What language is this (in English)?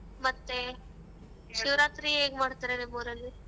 Kannada